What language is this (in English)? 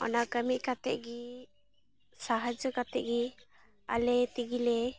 Santali